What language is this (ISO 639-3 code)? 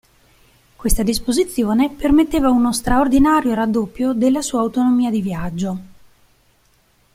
ita